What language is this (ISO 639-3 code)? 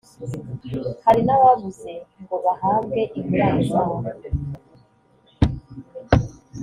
kin